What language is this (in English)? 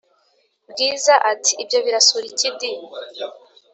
Kinyarwanda